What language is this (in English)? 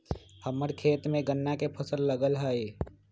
Magahi